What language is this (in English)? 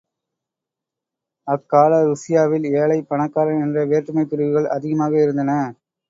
Tamil